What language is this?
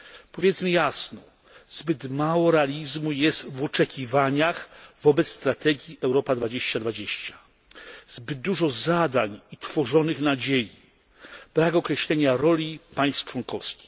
Polish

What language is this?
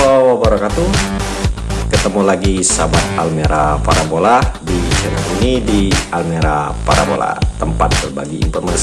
Indonesian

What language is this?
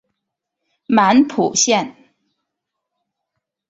Chinese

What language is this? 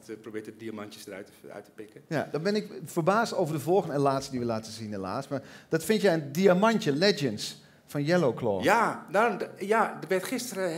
Dutch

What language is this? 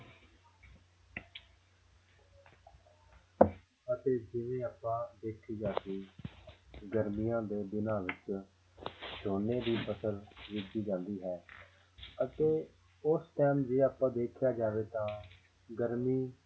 Punjabi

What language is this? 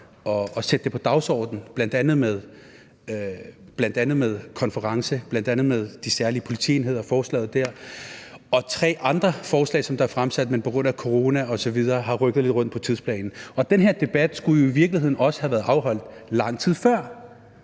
Danish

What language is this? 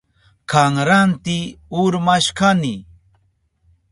Southern Pastaza Quechua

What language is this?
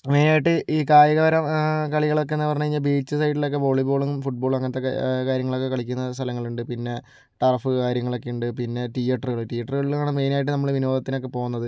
Malayalam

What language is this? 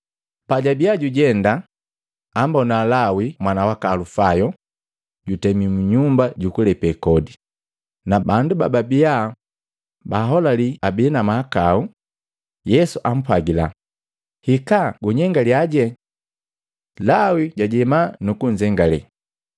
Matengo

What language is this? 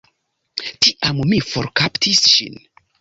Esperanto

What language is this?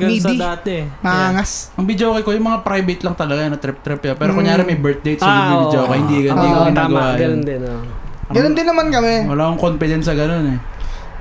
Filipino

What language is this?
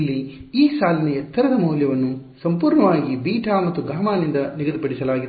Kannada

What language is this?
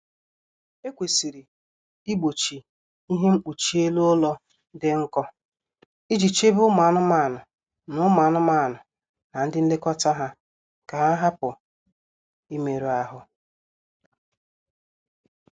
Igbo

